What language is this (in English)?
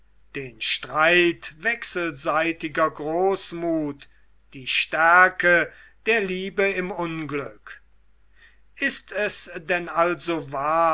German